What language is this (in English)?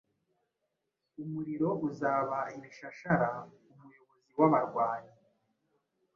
Kinyarwanda